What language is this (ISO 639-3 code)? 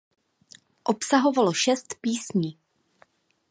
ces